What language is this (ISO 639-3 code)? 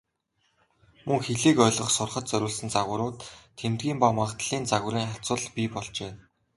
mon